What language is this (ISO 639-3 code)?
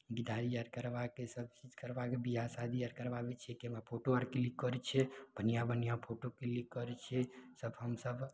mai